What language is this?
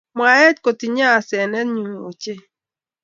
Kalenjin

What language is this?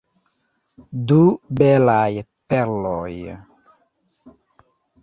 Esperanto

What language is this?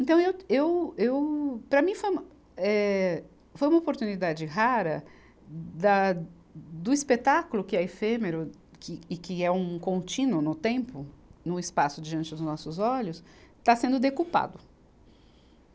Portuguese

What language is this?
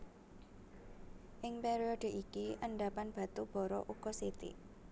Javanese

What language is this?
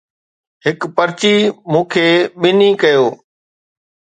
Sindhi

